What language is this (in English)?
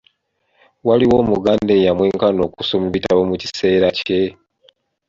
Ganda